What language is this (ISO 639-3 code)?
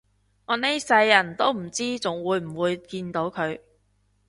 yue